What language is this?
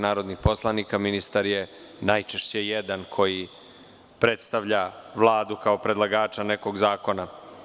Serbian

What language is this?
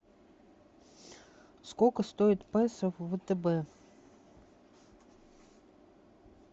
Russian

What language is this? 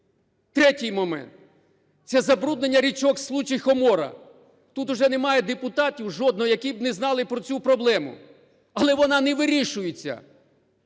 Ukrainian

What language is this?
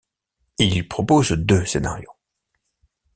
French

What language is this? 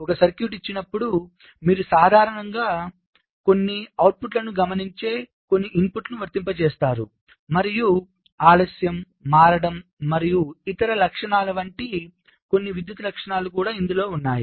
Telugu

